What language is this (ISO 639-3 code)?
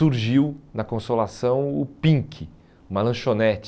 por